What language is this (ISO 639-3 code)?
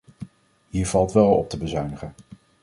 nld